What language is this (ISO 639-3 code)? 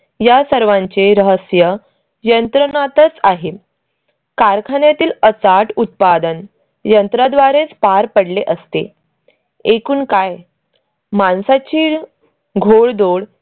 mar